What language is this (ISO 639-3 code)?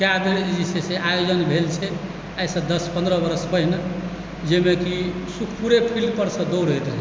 mai